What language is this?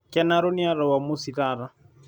Masai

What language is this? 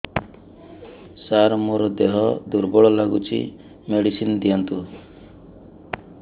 Odia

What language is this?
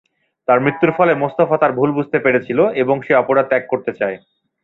Bangla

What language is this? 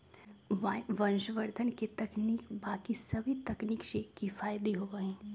Magahi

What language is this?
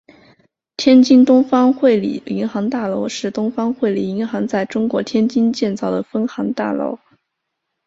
Chinese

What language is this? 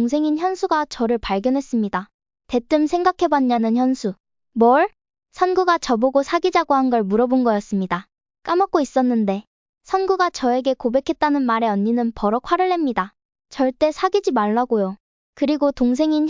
Korean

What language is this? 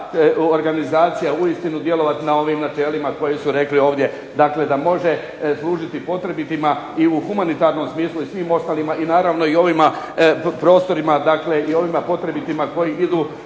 Croatian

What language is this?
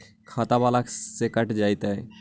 Magahi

